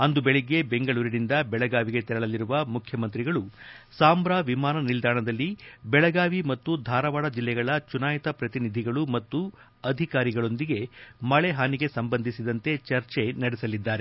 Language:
Kannada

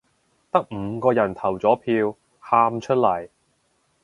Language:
Cantonese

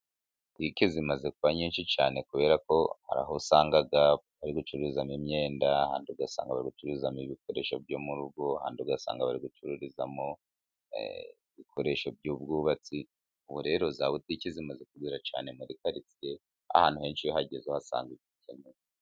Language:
Kinyarwanda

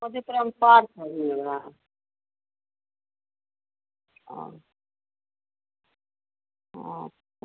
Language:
Hindi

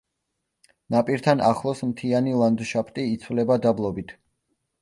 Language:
Georgian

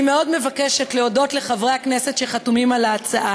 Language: Hebrew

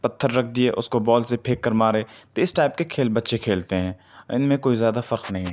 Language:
Urdu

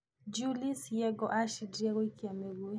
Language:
Kikuyu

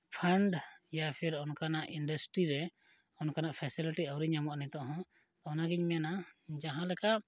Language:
Santali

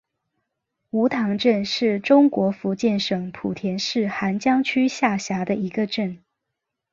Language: Chinese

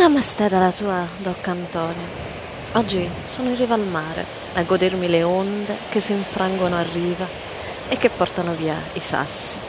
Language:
Italian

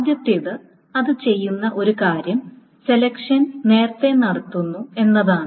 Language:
Malayalam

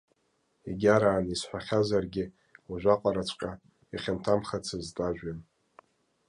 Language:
Abkhazian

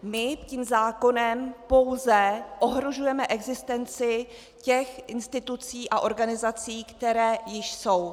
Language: Czech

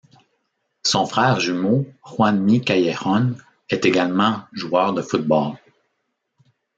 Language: French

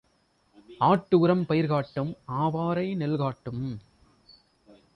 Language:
Tamil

